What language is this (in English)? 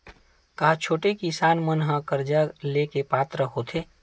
Chhattisgarhi